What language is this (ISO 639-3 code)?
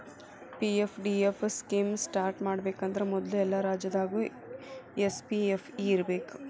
kan